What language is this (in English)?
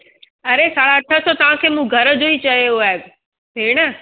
Sindhi